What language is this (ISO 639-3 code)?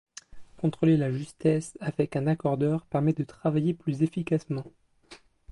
fra